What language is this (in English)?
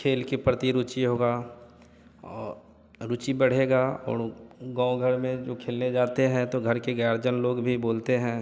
Hindi